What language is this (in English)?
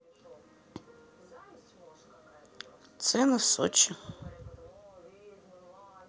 Russian